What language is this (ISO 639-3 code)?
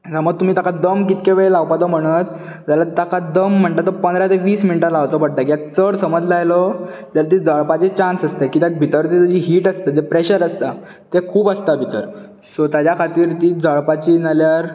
kok